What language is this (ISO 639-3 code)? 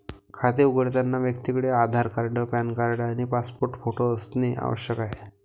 mar